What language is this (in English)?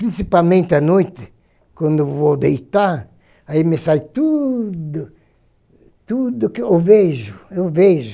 Portuguese